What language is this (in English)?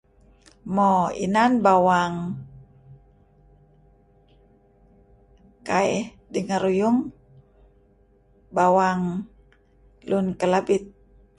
Kelabit